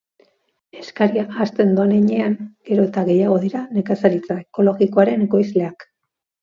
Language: Basque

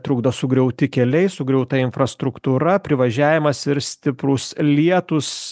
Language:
Lithuanian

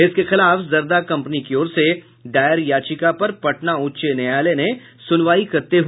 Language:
Hindi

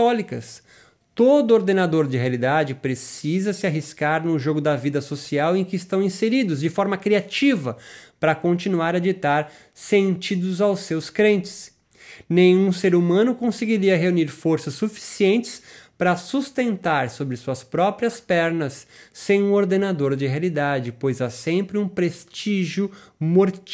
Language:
Portuguese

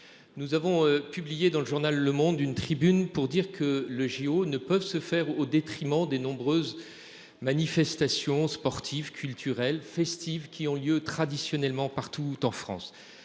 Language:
French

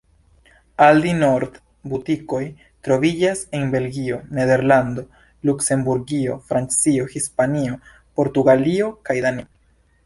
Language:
Esperanto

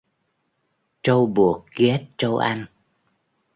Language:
Vietnamese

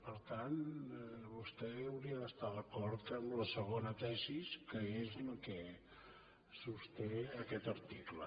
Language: Catalan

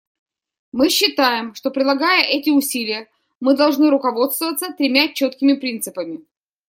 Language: Russian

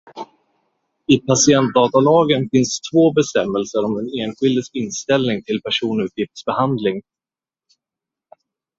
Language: Swedish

